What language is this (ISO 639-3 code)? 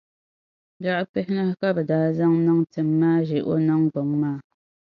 dag